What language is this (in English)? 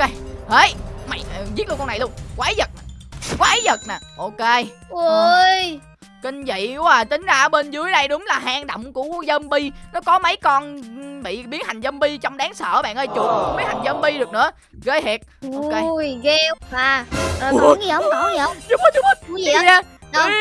Vietnamese